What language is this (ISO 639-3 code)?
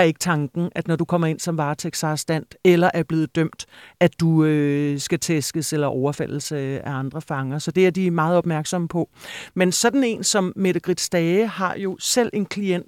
dan